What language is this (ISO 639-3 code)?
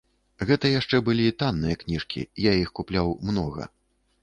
bel